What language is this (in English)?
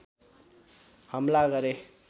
Nepali